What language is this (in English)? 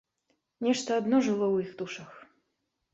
Belarusian